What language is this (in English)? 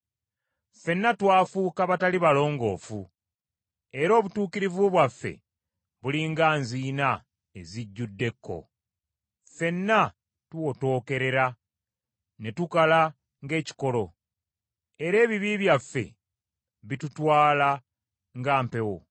Ganda